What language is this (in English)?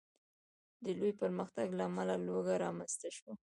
Pashto